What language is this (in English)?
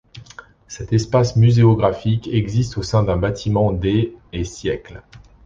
French